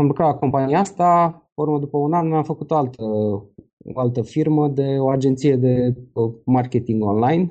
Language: Romanian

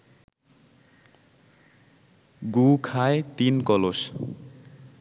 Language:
Bangla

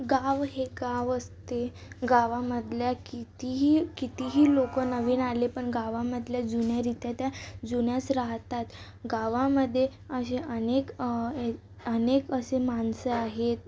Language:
Marathi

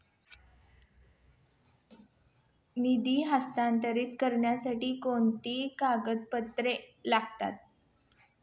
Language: Marathi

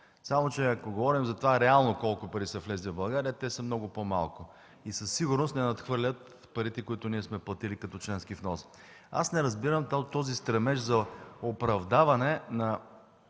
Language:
Bulgarian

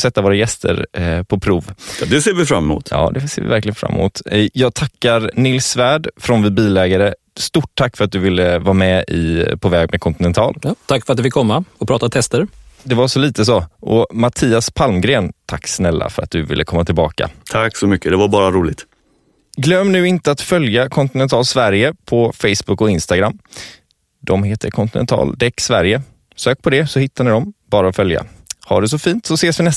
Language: Swedish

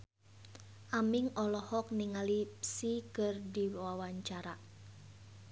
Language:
Sundanese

